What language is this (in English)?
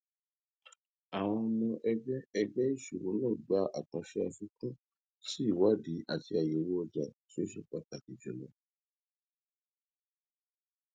Yoruba